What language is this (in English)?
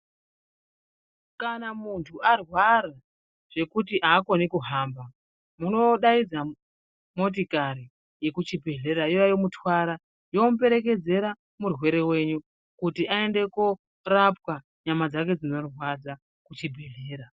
Ndau